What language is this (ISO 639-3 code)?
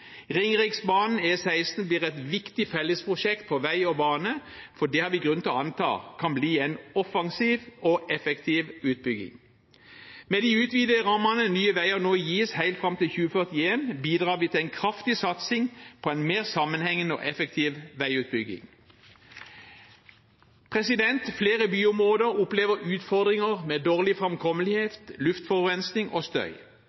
nob